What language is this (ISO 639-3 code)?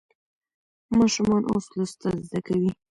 pus